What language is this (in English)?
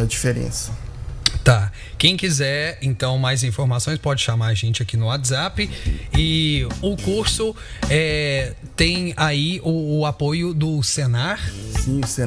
Portuguese